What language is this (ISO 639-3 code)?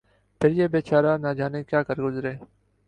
urd